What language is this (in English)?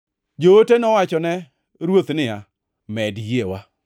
Luo (Kenya and Tanzania)